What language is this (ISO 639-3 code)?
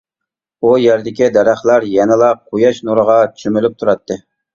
uig